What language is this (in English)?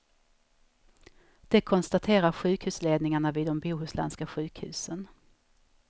Swedish